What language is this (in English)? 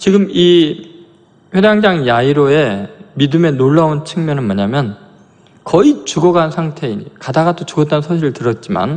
Korean